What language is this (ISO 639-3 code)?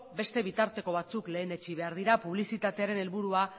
eus